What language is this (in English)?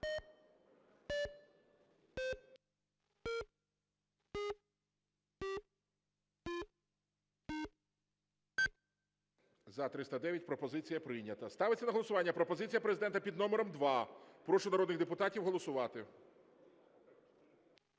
Ukrainian